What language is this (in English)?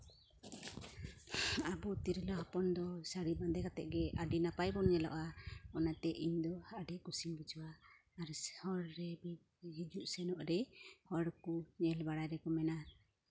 Santali